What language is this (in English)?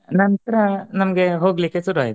Kannada